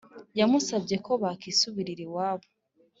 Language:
Kinyarwanda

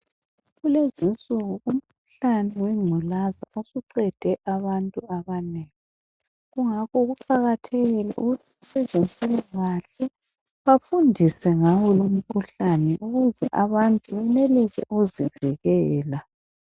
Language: North Ndebele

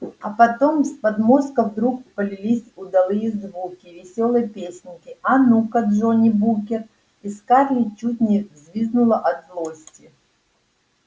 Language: Russian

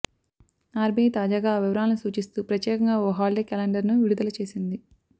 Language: Telugu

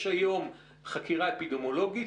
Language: Hebrew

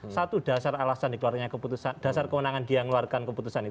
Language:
Indonesian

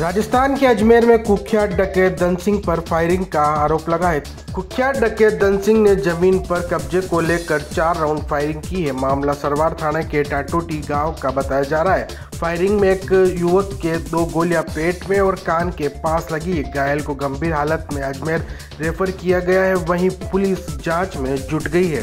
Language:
Hindi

